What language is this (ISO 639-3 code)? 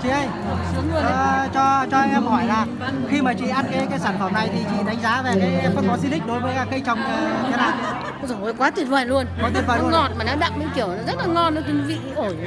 vie